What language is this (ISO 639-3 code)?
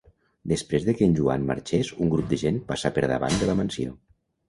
cat